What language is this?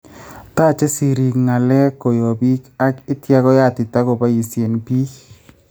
Kalenjin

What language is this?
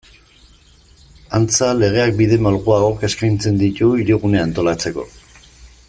Basque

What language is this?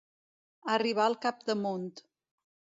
Catalan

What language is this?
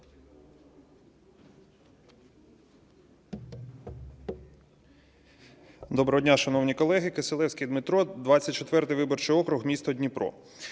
Ukrainian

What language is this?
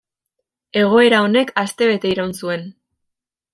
Basque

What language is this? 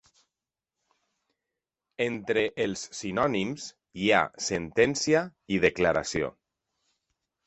Catalan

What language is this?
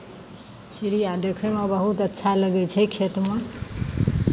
Maithili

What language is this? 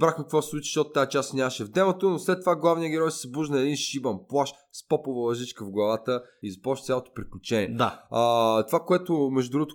Bulgarian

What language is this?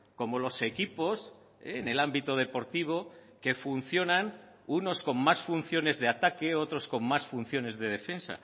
Spanish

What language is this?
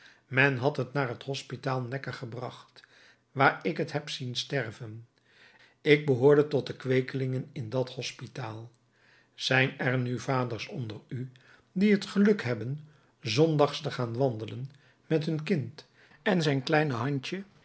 Dutch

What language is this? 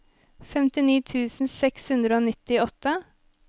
Norwegian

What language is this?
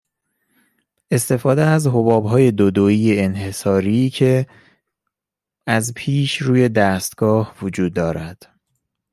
Persian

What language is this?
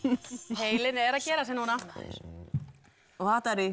Icelandic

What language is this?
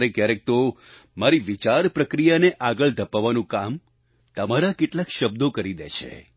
Gujarati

